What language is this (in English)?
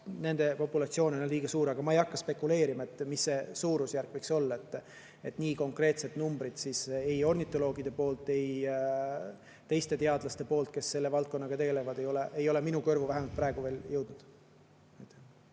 Estonian